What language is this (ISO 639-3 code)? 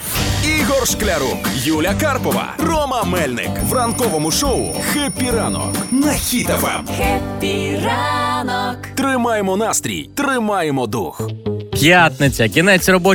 ukr